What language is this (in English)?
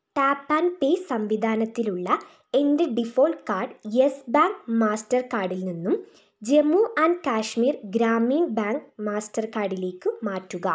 Malayalam